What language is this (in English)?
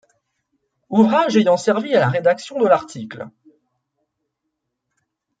French